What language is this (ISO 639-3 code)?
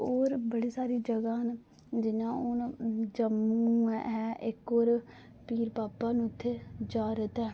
doi